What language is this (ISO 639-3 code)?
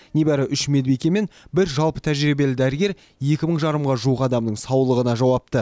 kaz